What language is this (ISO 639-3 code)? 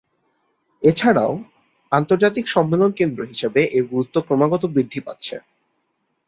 ben